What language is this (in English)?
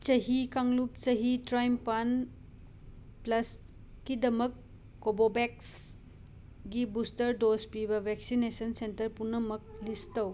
Manipuri